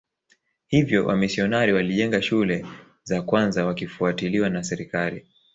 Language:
Swahili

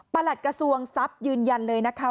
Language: Thai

